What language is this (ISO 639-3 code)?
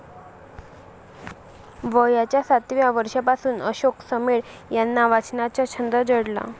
mar